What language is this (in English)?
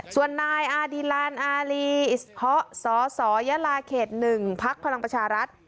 Thai